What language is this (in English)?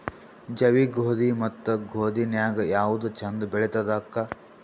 Kannada